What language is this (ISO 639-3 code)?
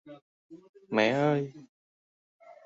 vie